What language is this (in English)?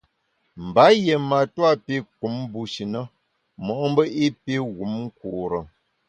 Bamun